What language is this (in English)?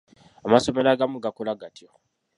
Ganda